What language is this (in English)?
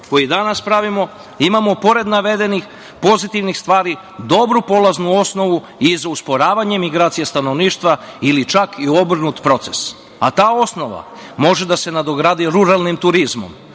Serbian